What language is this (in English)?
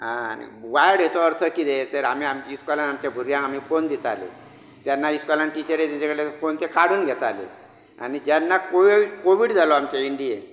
Konkani